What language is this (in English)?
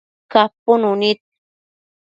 Matsés